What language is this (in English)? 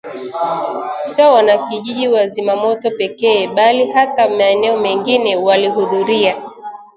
Swahili